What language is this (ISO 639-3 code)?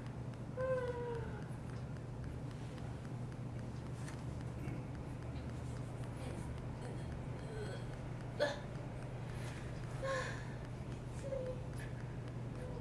jpn